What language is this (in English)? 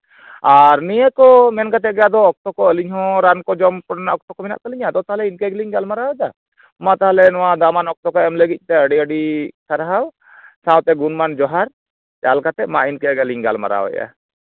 Santali